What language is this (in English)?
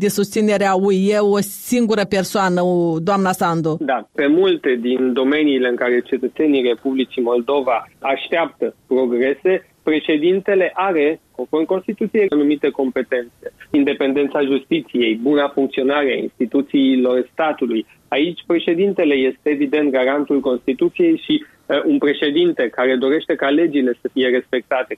Romanian